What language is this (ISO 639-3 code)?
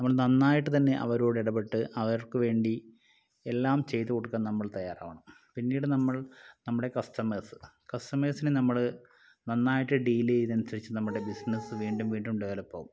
mal